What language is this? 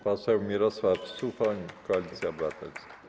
Polish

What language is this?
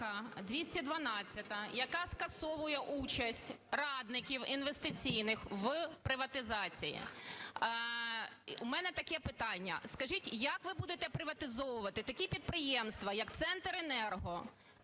Ukrainian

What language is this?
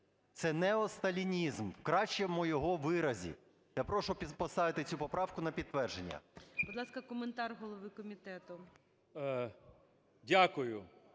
Ukrainian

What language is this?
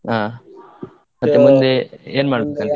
Kannada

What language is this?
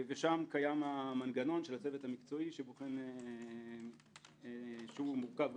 Hebrew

